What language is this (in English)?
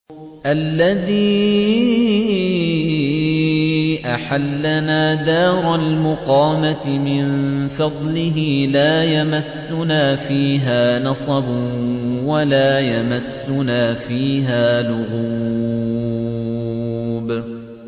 Arabic